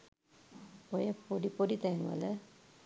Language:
Sinhala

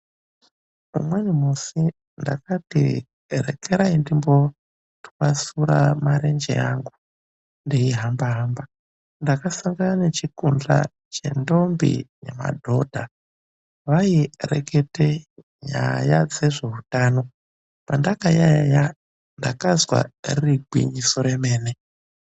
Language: Ndau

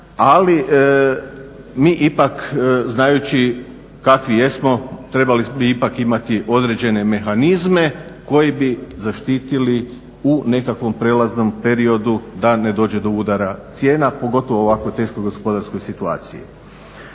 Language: Croatian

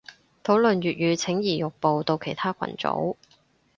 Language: Cantonese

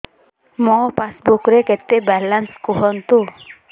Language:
Odia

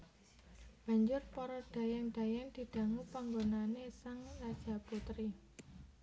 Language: Javanese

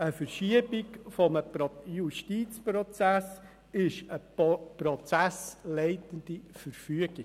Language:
Swiss German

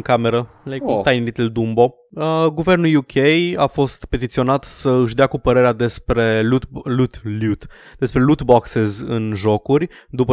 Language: Romanian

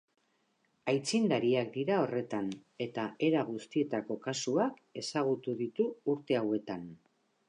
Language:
Basque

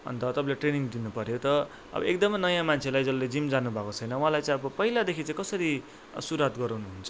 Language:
Nepali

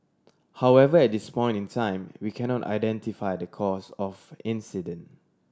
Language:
English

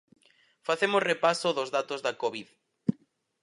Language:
Galician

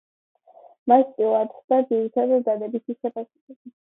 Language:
Georgian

